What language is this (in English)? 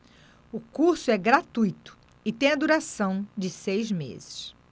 Portuguese